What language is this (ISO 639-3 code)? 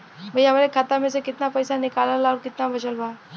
bho